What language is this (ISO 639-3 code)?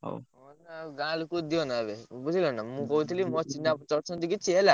ori